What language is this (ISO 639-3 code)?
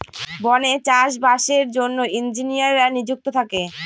ben